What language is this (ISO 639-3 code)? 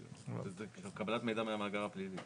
heb